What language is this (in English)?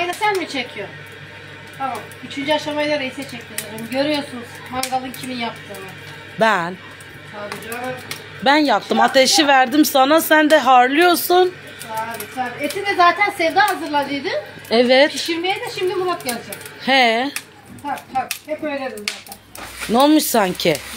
Turkish